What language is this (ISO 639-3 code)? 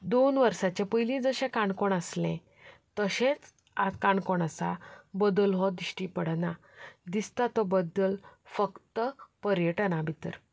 kok